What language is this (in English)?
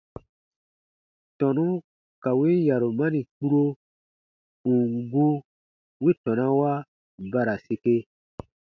Baatonum